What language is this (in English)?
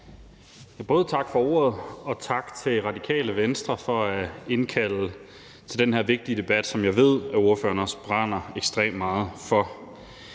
Danish